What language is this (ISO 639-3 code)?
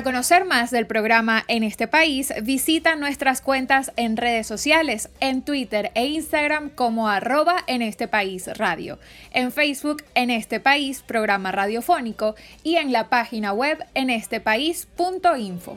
spa